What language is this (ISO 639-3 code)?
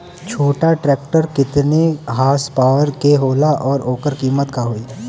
bho